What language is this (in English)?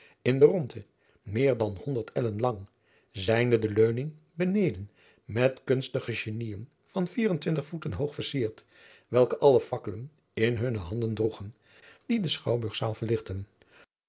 Dutch